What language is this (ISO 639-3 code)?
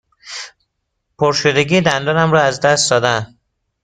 fas